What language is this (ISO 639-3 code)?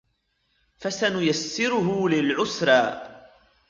ara